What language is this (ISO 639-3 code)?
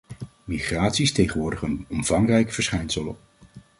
nld